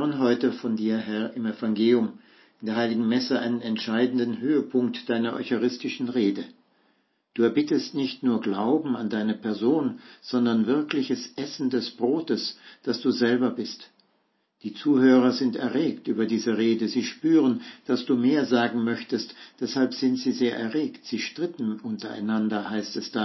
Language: German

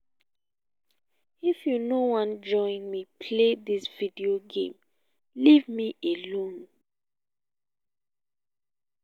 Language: Nigerian Pidgin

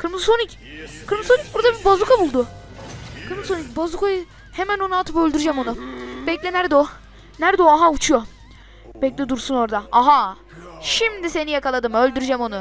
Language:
Turkish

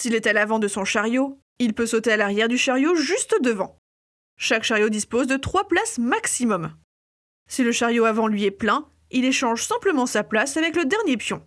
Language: French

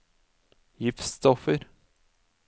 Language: Norwegian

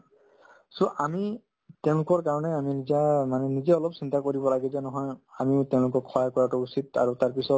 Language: Assamese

